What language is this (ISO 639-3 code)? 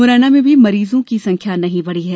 hin